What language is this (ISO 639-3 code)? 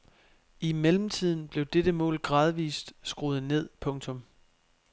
dan